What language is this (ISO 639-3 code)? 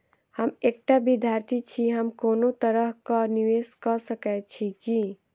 mai